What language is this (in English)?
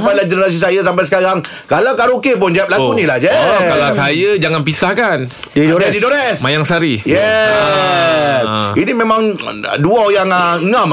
Malay